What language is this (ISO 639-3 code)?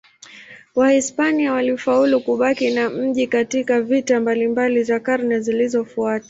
swa